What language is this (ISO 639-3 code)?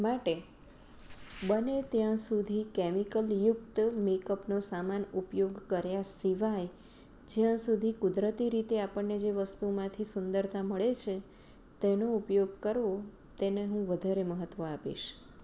guj